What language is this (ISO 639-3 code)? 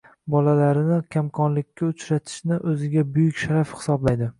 uzb